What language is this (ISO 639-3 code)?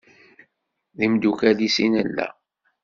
kab